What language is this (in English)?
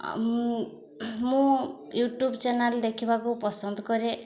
Odia